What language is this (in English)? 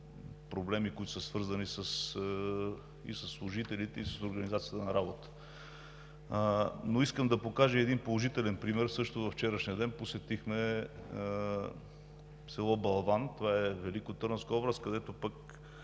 Bulgarian